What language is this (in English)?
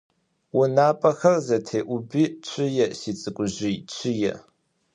Adyghe